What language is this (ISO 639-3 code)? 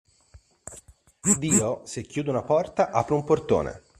ita